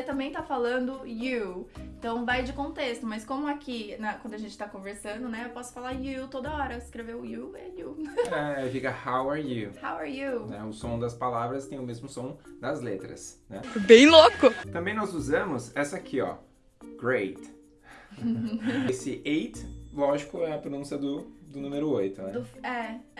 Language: Portuguese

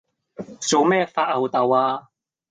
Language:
Cantonese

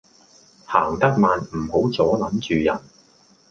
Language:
Cantonese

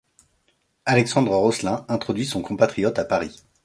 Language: French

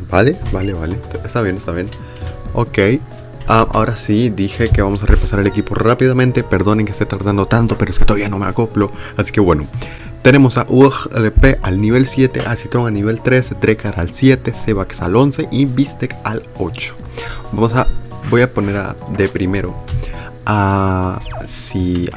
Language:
Spanish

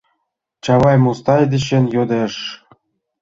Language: Mari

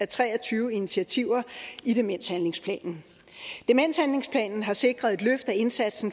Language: Danish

